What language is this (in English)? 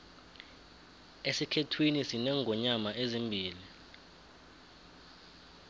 South Ndebele